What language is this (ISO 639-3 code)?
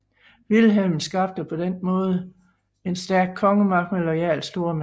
dan